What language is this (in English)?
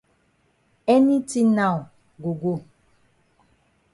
Cameroon Pidgin